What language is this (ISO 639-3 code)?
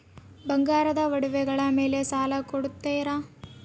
kan